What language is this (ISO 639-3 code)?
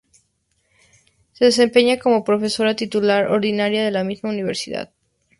spa